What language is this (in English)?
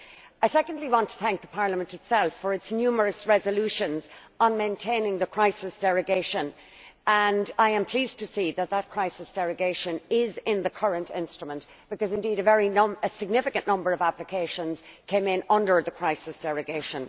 English